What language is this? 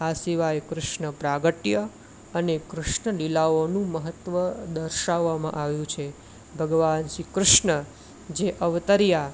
Gujarati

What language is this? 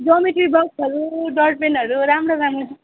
Nepali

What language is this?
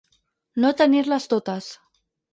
Catalan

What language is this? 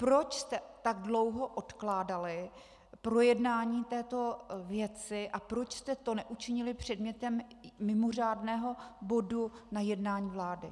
Czech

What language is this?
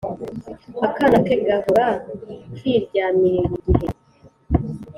Kinyarwanda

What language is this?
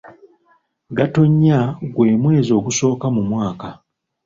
Ganda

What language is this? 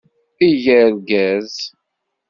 Kabyle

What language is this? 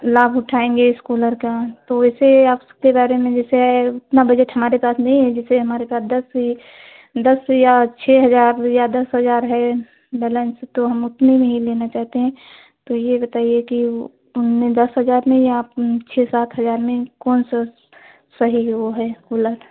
Hindi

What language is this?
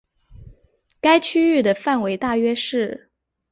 Chinese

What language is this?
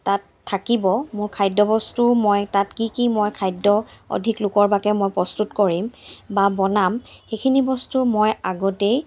Assamese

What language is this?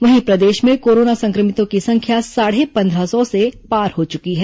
Hindi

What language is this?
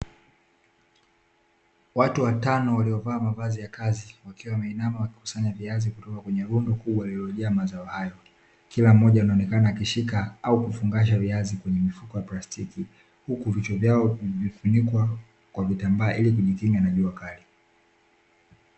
Swahili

